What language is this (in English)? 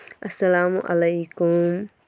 Kashmiri